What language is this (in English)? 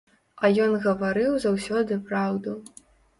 Belarusian